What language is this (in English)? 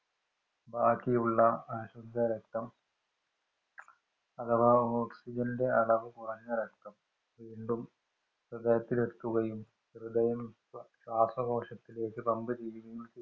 Malayalam